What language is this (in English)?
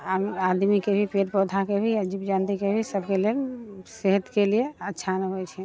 Maithili